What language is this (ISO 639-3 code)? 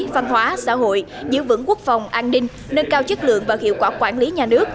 vie